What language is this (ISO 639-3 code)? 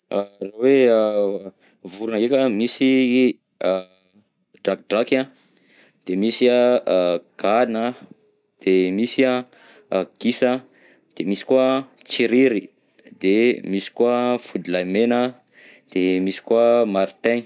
bzc